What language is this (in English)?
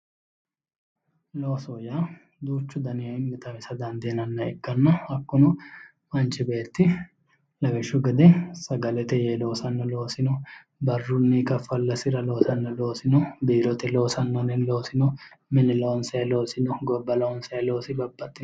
Sidamo